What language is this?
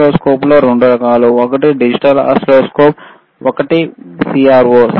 Telugu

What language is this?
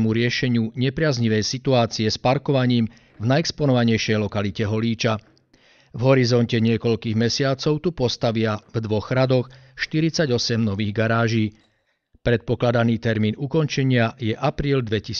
Slovak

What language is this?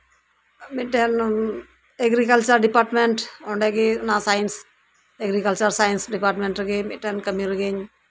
Santali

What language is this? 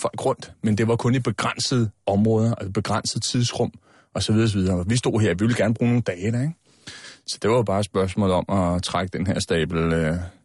Danish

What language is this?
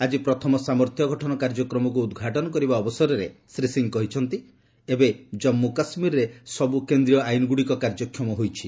Odia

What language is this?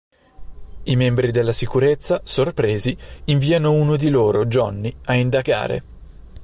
Italian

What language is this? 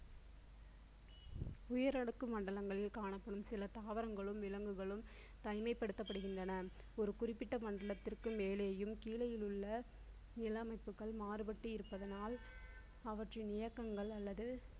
Tamil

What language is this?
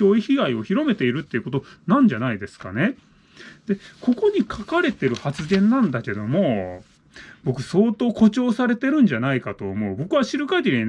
Japanese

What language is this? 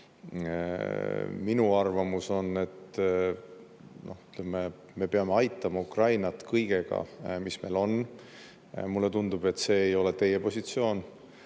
Estonian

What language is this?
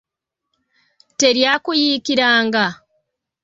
Ganda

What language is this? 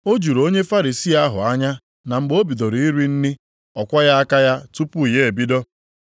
Igbo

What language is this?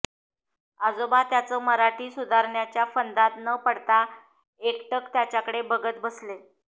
Marathi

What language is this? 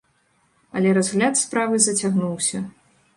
Belarusian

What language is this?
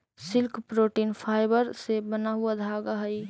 Magahi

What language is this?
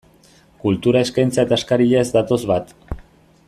Basque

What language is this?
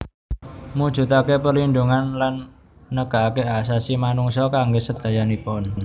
Javanese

